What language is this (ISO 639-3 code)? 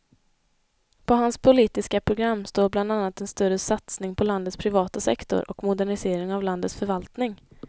swe